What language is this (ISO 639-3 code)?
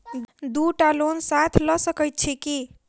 mai